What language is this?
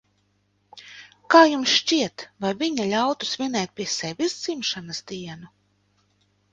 Latvian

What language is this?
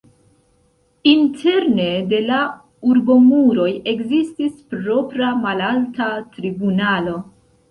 Esperanto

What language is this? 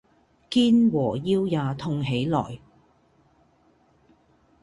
Cantonese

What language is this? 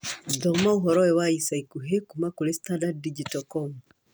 Kikuyu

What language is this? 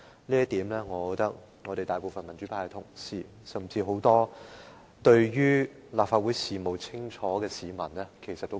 Cantonese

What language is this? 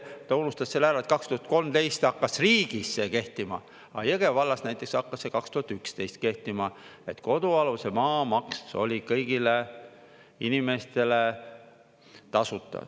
Estonian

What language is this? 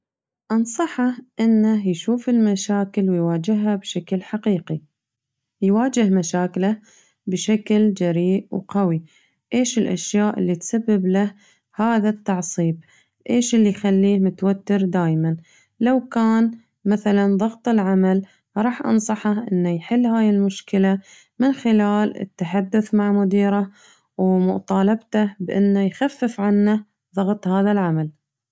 Najdi Arabic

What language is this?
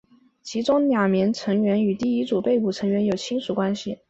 Chinese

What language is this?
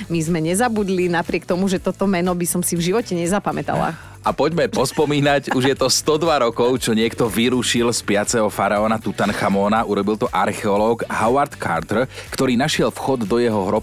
Slovak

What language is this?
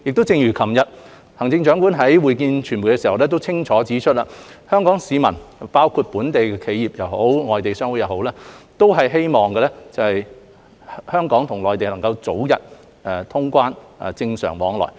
Cantonese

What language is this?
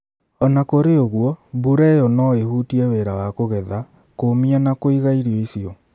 Kikuyu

